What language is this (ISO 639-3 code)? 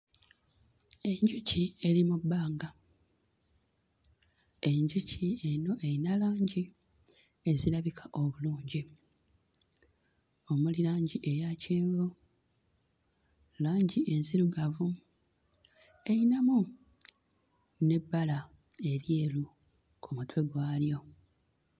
lug